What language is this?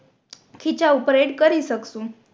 Gujarati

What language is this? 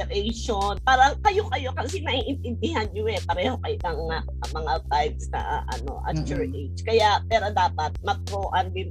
Filipino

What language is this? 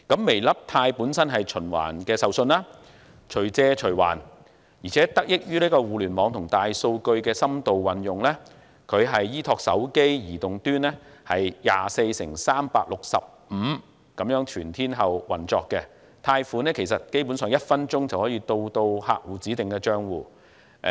Cantonese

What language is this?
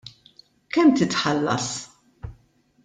Maltese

